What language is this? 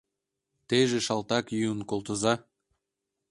Mari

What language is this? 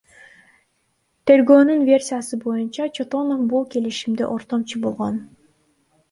Kyrgyz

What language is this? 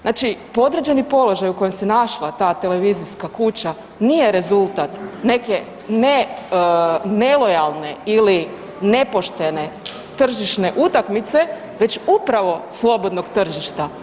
Croatian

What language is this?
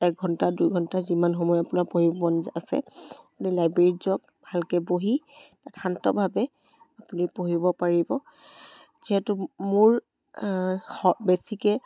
Assamese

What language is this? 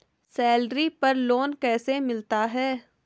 Hindi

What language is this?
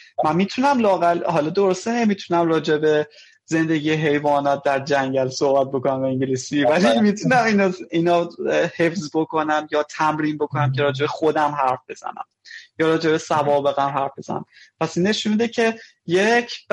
Persian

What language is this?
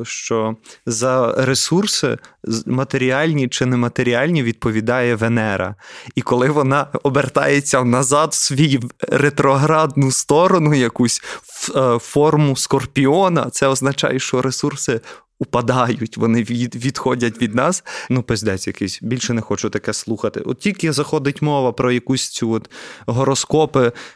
Ukrainian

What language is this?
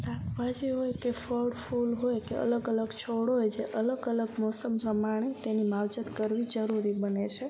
Gujarati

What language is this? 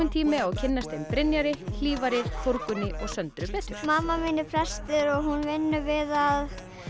Icelandic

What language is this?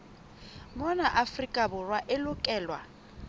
Southern Sotho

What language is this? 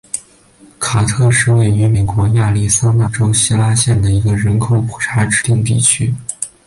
Chinese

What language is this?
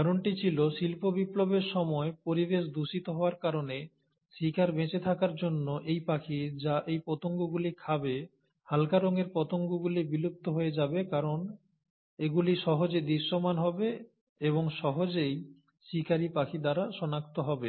Bangla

